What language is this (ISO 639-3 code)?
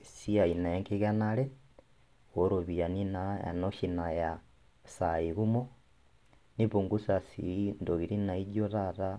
mas